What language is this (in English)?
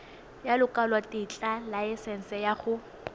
Tswana